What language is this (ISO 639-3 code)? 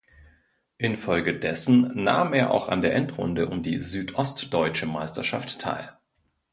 deu